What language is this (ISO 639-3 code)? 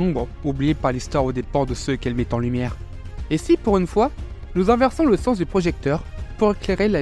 fra